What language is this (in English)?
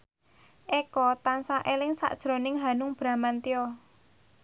Javanese